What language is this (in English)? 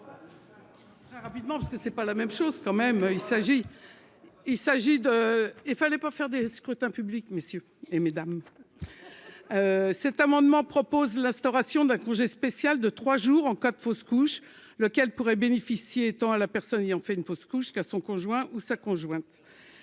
French